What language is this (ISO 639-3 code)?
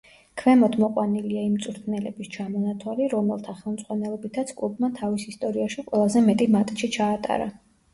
kat